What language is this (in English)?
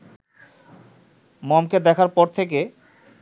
Bangla